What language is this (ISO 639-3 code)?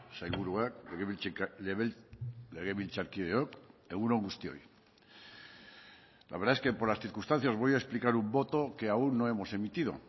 spa